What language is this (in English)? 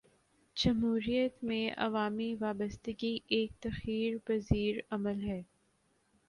Urdu